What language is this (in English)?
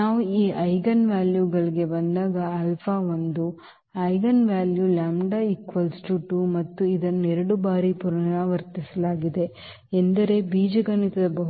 Kannada